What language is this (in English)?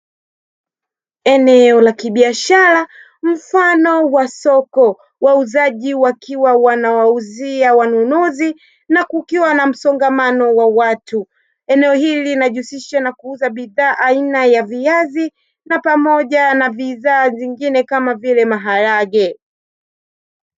Swahili